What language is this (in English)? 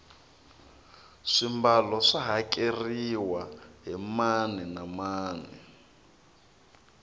Tsonga